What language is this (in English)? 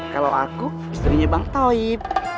Indonesian